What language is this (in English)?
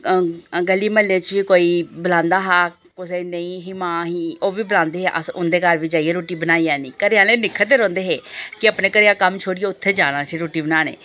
Dogri